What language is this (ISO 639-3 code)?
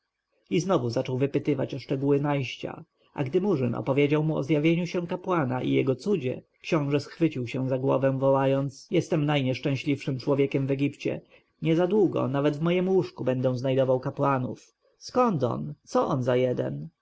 pol